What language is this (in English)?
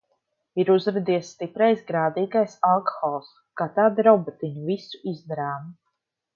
Latvian